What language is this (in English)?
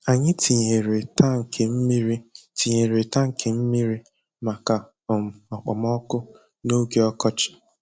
Igbo